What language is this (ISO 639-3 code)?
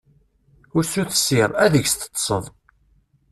kab